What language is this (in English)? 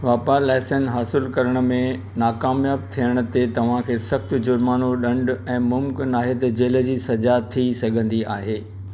Sindhi